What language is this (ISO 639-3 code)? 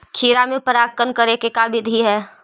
mag